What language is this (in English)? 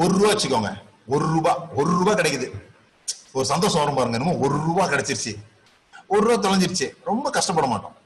Tamil